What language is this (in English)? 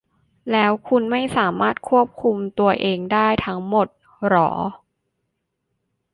Thai